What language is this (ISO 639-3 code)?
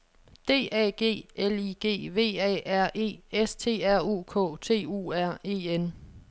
dan